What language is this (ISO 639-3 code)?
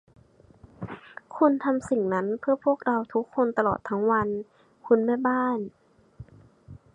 tha